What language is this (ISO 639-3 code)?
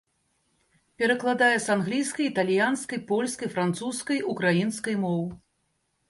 bel